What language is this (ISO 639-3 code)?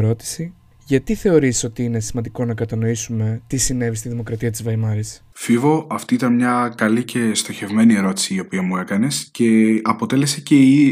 ell